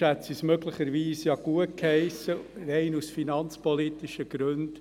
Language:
Swiss German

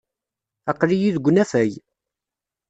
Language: Kabyle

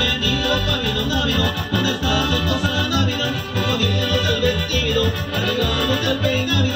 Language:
Romanian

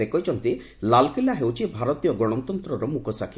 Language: Odia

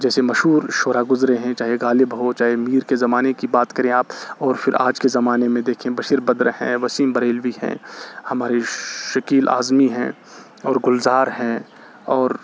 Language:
Urdu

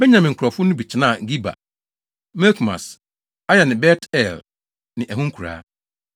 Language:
Akan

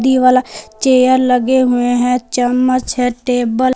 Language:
Hindi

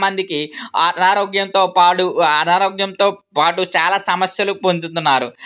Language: Telugu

